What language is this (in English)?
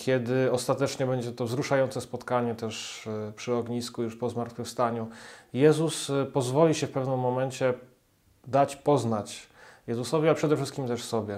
Polish